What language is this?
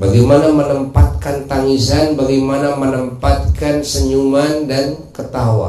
Indonesian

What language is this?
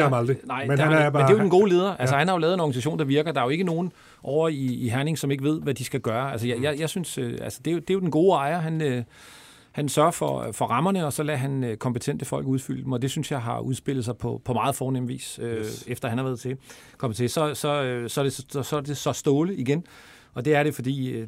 Danish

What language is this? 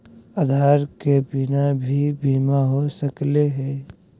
Magahi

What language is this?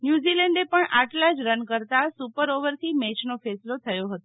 Gujarati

